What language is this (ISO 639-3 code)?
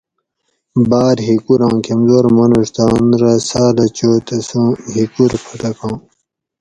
gwc